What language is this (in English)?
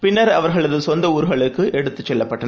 Tamil